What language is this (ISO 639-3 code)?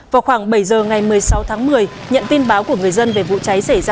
vie